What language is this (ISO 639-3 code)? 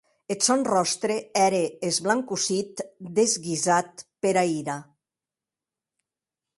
oci